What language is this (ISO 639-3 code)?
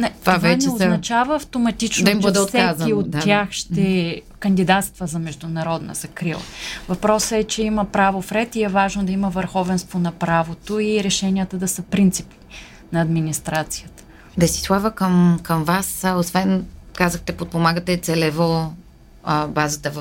bul